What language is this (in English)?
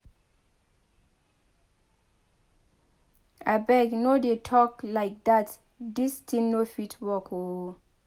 Nigerian Pidgin